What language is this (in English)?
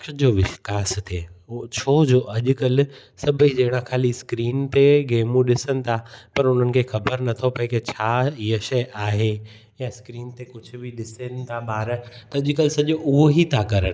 Sindhi